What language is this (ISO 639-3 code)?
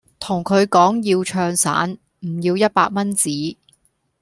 yue